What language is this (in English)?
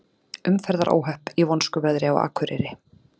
Icelandic